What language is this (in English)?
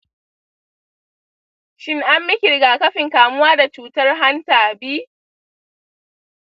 Hausa